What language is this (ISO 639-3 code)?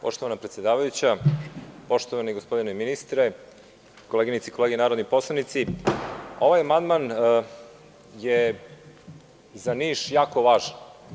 srp